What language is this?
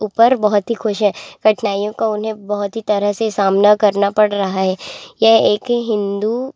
Hindi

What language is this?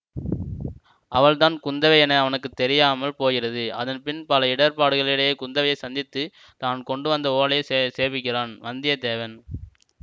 Tamil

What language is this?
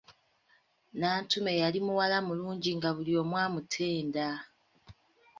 Ganda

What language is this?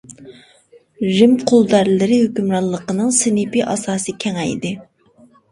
Uyghur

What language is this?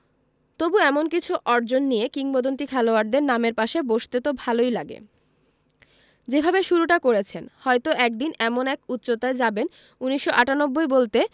Bangla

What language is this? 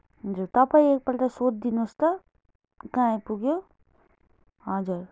Nepali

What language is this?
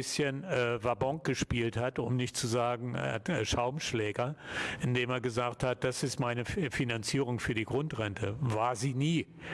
German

